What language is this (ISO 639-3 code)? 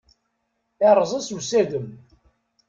kab